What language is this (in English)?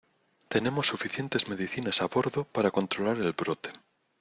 Spanish